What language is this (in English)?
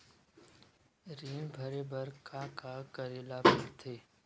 Chhattisgarhi